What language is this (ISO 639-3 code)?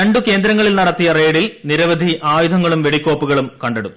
mal